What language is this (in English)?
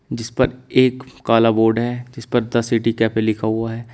Hindi